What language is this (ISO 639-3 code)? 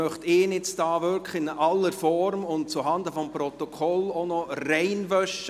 gsw